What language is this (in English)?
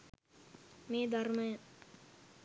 Sinhala